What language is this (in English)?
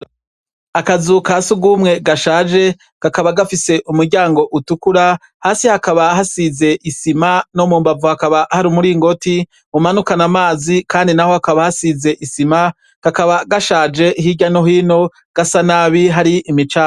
Rundi